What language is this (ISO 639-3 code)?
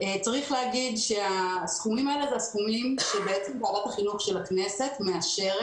heb